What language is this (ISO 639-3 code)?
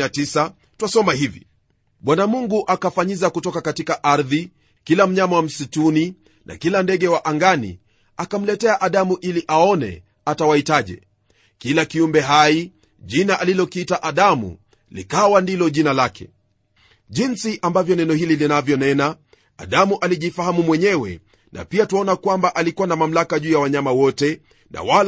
swa